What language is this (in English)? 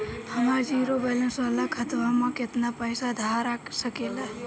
Bhojpuri